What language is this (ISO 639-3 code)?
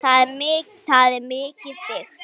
isl